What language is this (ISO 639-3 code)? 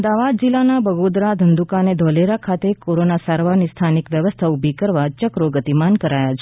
guj